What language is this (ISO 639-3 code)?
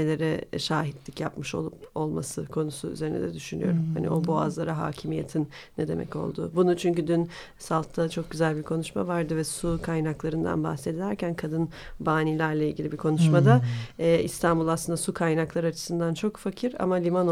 tur